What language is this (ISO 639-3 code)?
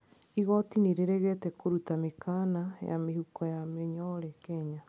kik